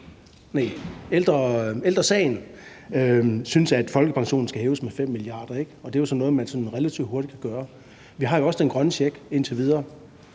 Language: Danish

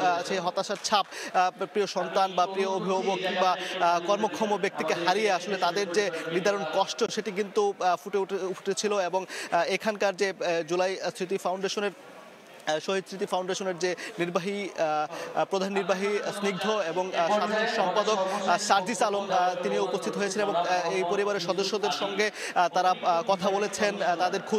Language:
Bangla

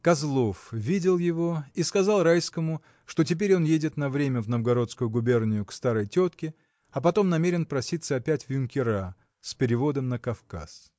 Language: Russian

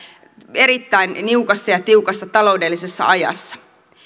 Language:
Finnish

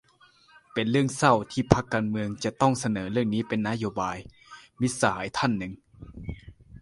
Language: Thai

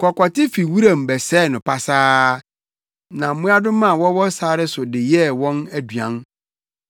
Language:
Akan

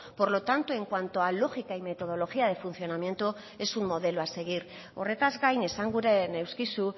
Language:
Spanish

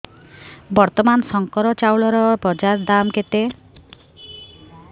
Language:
Odia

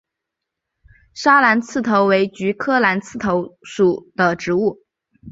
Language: Chinese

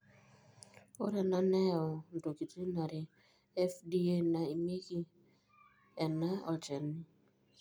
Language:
Masai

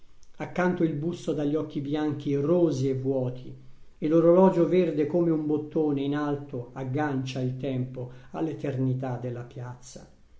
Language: Italian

